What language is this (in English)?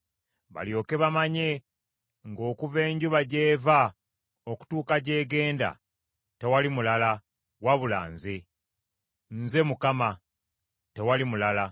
Ganda